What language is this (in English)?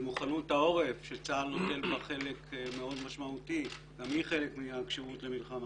Hebrew